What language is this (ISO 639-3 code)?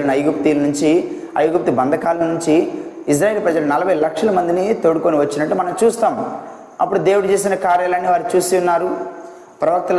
tel